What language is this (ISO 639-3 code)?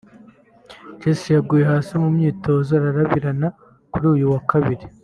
kin